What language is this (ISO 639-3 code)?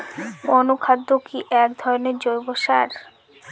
ben